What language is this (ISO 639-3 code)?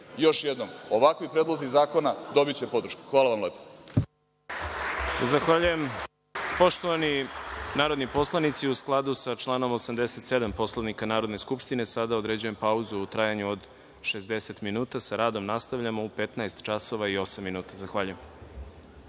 srp